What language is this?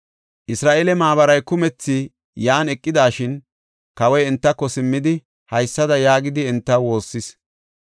Gofa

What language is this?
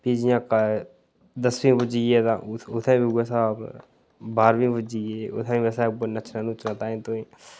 Dogri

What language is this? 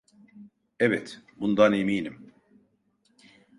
Turkish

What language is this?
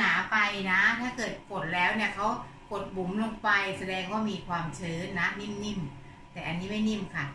Thai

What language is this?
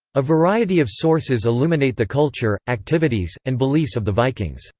English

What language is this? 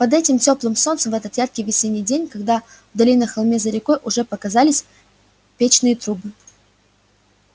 Russian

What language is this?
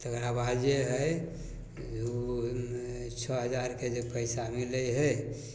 Maithili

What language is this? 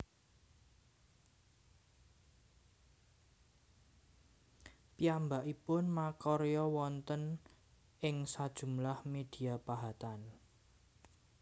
Javanese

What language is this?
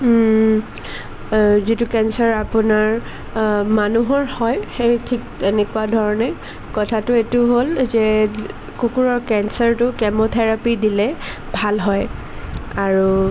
Assamese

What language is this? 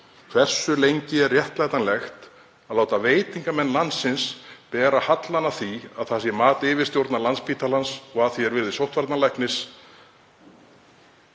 Icelandic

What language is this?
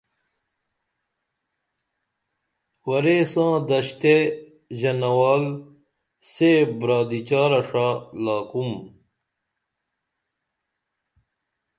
Dameli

